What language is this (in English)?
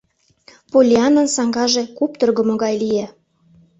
Mari